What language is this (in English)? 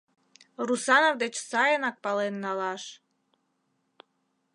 Mari